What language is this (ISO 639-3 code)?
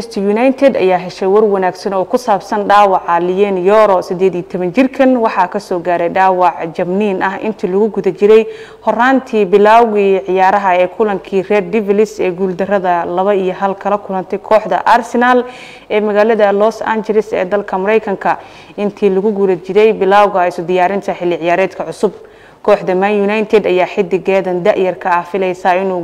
ara